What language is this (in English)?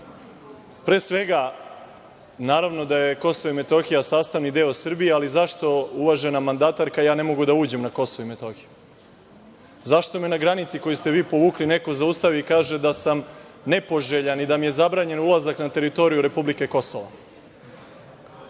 Serbian